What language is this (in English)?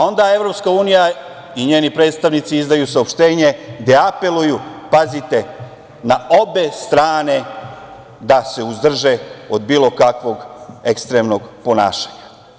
Serbian